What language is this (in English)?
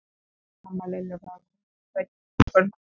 Icelandic